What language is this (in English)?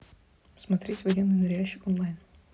Russian